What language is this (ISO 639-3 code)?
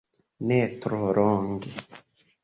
epo